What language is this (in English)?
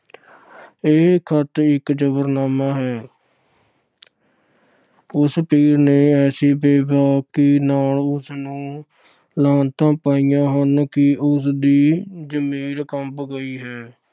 Punjabi